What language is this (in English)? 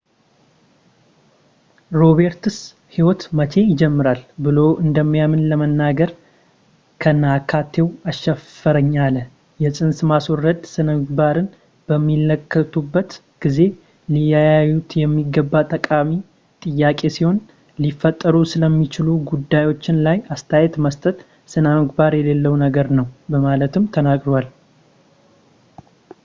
Amharic